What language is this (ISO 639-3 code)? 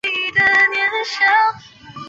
zho